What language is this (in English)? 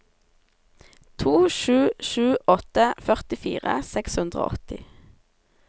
Norwegian